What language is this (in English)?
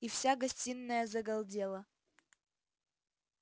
Russian